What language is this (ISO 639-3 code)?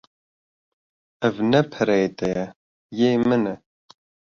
kur